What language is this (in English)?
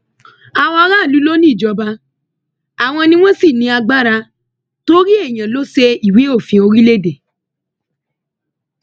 Yoruba